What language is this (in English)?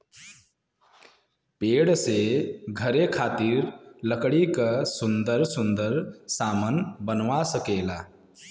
Bhojpuri